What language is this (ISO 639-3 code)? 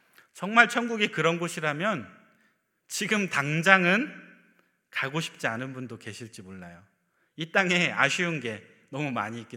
kor